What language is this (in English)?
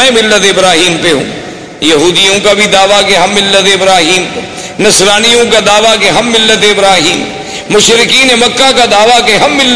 Urdu